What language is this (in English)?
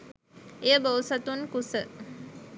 Sinhala